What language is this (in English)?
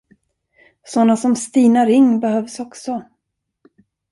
Swedish